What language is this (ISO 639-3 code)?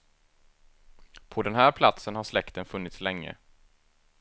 swe